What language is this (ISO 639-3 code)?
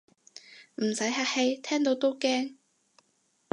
yue